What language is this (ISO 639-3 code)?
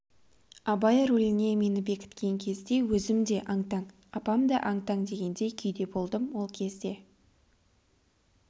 kaz